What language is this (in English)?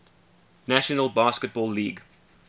English